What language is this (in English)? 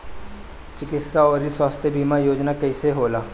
Bhojpuri